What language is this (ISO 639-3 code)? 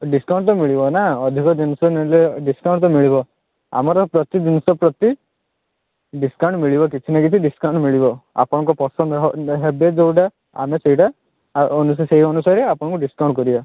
ori